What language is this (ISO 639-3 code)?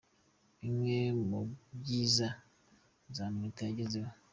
kin